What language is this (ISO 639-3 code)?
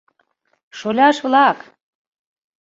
chm